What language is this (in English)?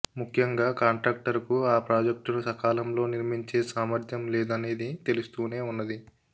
Telugu